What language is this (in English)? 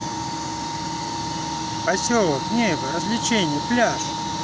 Russian